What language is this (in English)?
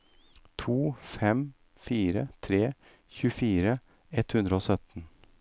Norwegian